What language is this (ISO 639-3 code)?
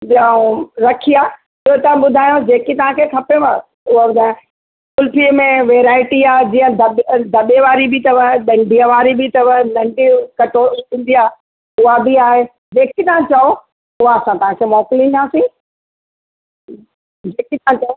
snd